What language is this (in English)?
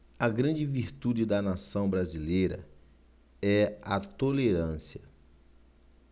Portuguese